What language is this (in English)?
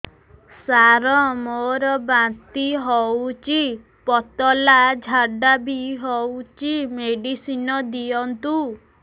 Odia